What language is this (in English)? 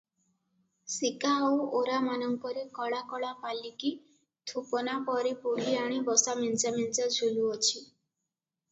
Odia